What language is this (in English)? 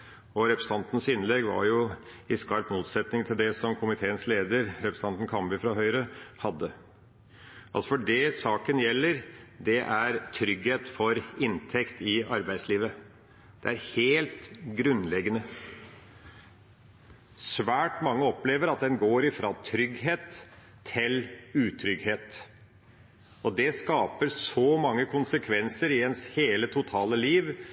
Norwegian Bokmål